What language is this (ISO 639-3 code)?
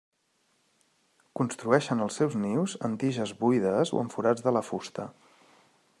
cat